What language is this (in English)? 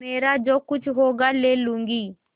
Hindi